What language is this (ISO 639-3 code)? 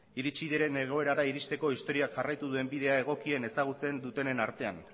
eus